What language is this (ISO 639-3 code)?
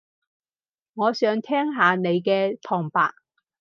yue